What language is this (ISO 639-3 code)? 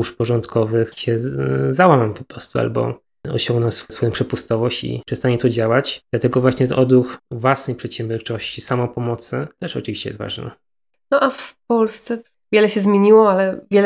pol